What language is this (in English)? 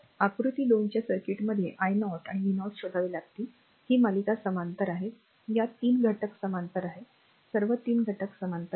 Marathi